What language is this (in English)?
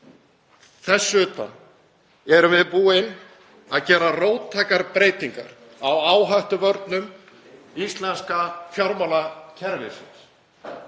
Icelandic